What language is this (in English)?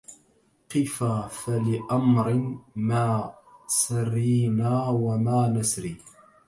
Arabic